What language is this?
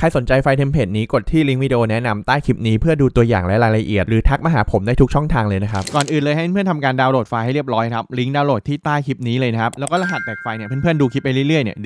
Thai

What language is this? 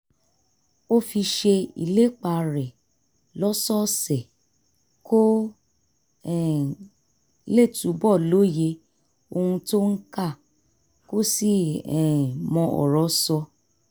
Yoruba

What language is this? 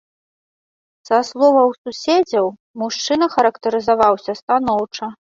Belarusian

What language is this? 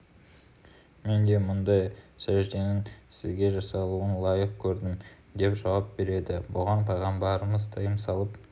Kazakh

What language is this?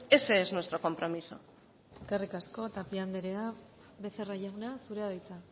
Basque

